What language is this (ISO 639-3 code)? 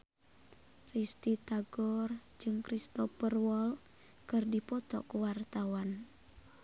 sun